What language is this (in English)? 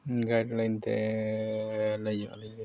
Santali